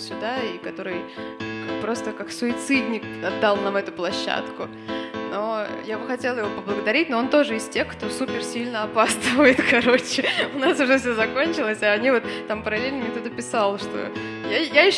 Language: Russian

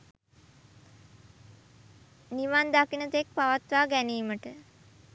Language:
Sinhala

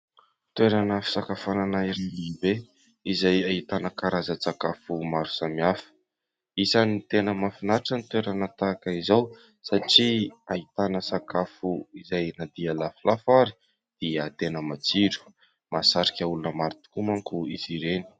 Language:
Malagasy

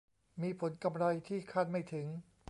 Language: Thai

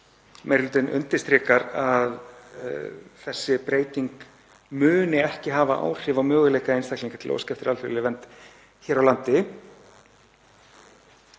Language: Icelandic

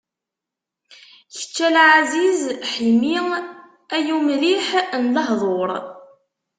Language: Kabyle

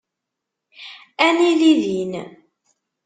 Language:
Kabyle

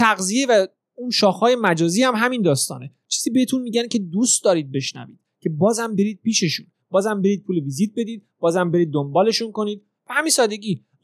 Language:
Persian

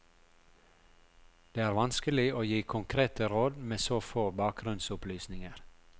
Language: Norwegian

